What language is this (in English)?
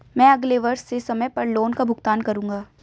Hindi